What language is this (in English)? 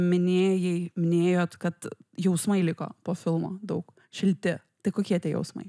Lithuanian